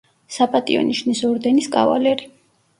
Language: Georgian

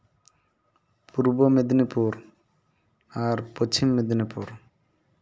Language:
Santali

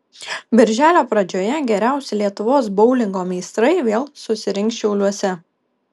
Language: Lithuanian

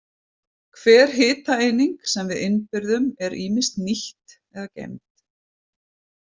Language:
Icelandic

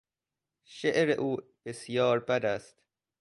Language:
Persian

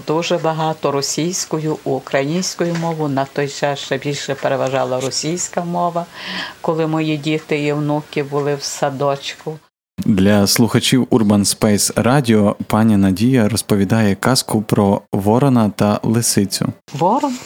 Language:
Ukrainian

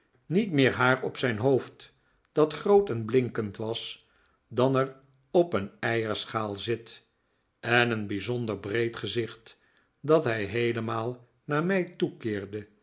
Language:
Dutch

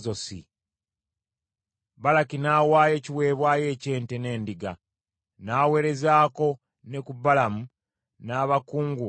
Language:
Ganda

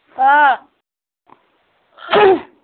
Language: Assamese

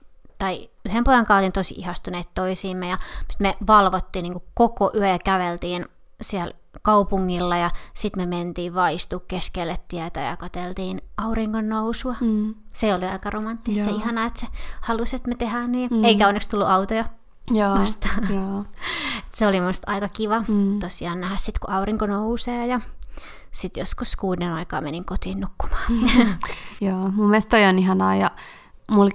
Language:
Finnish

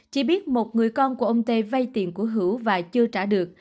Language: Vietnamese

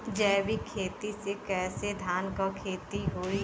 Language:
Bhojpuri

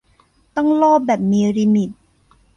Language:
Thai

